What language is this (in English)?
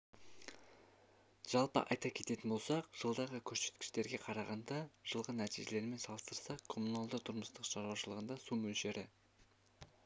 Kazakh